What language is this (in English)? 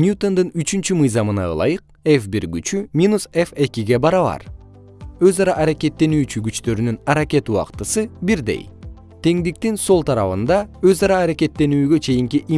Kyrgyz